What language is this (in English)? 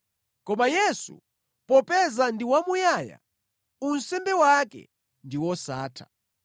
Nyanja